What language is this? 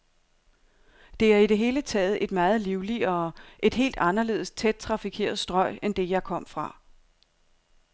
Danish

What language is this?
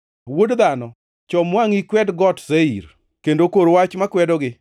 Luo (Kenya and Tanzania)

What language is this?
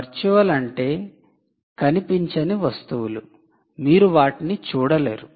Telugu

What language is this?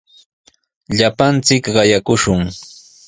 Sihuas Ancash Quechua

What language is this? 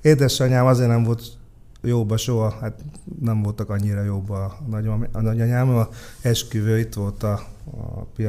Hungarian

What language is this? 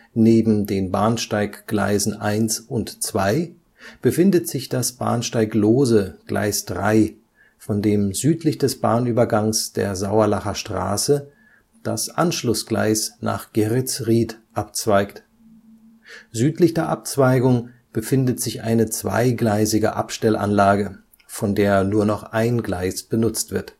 German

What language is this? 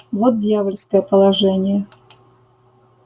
Russian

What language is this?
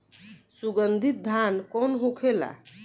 Bhojpuri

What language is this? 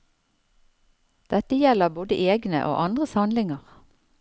Norwegian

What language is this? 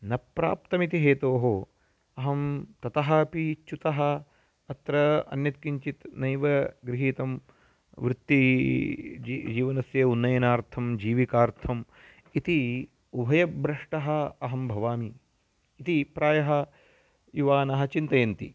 Sanskrit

